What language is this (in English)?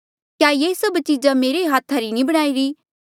Mandeali